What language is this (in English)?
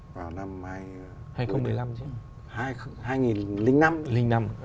Vietnamese